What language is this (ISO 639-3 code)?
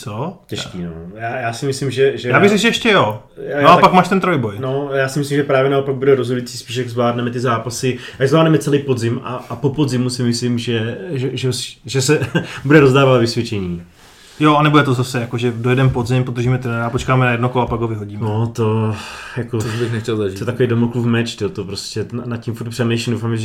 ces